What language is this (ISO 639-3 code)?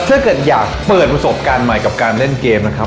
tha